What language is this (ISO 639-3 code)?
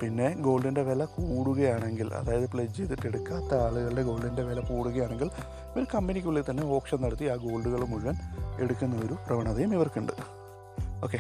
mal